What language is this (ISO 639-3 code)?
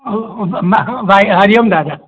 snd